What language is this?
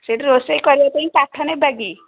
Odia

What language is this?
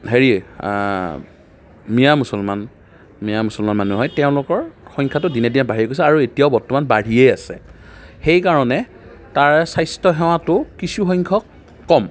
Assamese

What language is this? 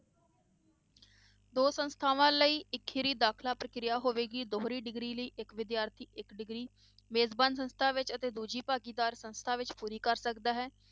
Punjabi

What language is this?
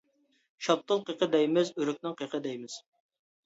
Uyghur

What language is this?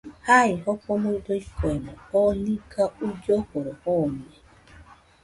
Nüpode Huitoto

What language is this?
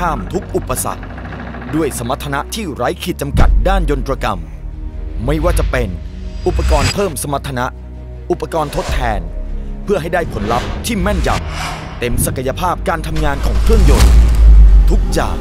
Thai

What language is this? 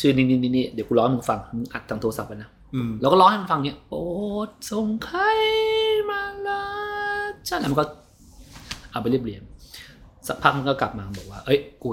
Thai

